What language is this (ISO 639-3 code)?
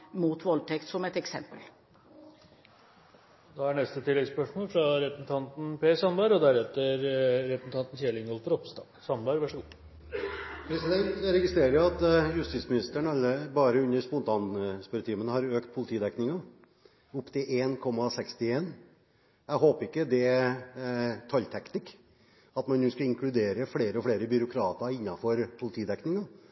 nor